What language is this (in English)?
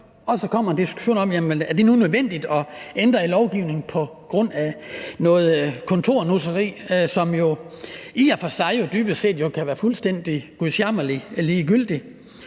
Danish